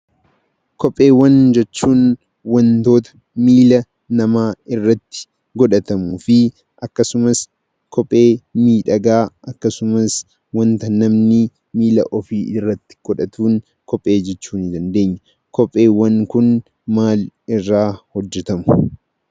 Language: Oromo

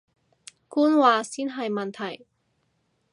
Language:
Cantonese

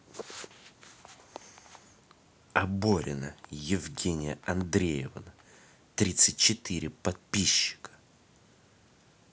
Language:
Russian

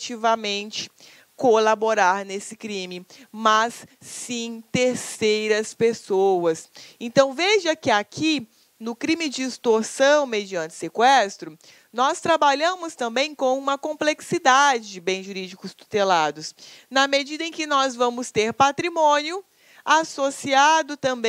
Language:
Portuguese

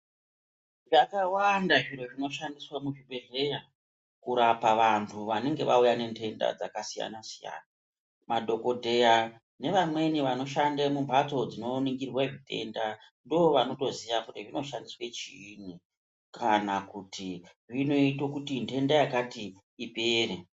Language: Ndau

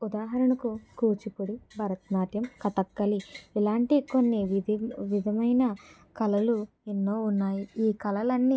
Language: Telugu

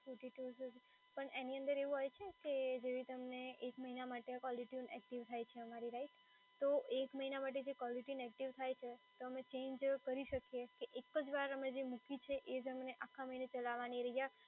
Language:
Gujarati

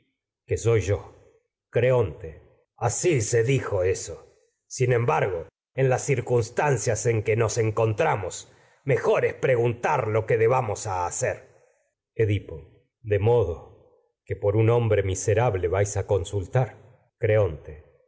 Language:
Spanish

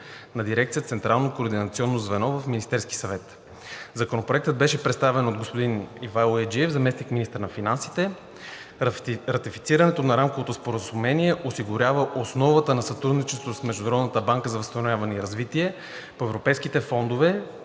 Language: Bulgarian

